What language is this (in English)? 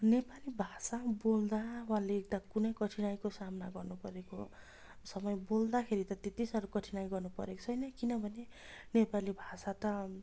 Nepali